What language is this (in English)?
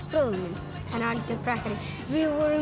Icelandic